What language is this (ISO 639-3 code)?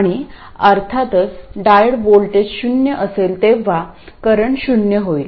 mar